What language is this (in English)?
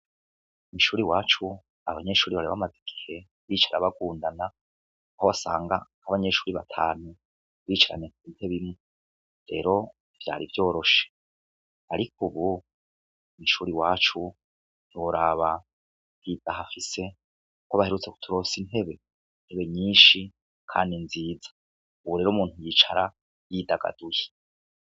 Rundi